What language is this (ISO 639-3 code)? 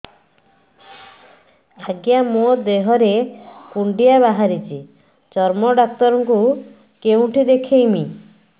ori